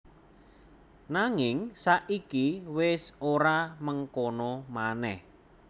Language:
Javanese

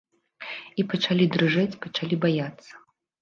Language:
Belarusian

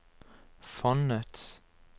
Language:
Norwegian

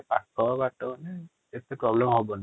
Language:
Odia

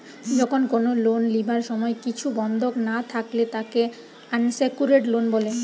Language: Bangla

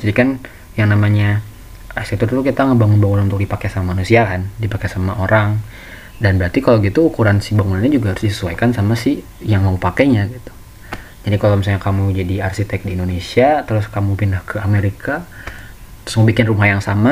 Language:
Indonesian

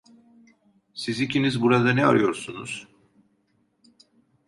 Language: Turkish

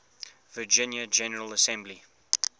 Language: English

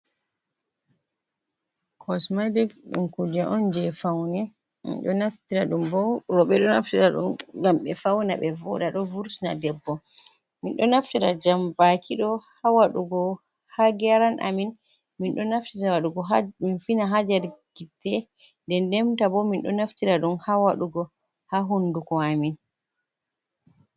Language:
Fula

